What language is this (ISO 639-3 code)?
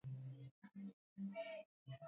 swa